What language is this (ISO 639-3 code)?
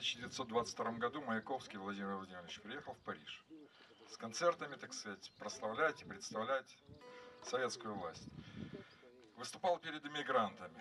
rus